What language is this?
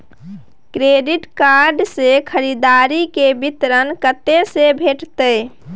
Maithili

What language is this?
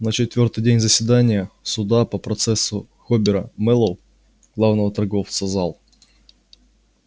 Russian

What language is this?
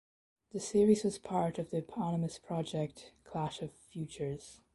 English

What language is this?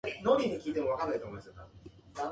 Japanese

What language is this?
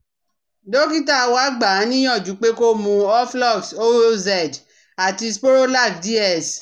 Yoruba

